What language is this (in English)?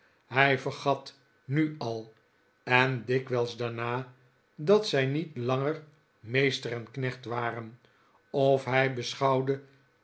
Dutch